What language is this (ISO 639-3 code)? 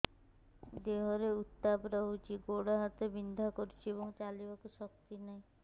ori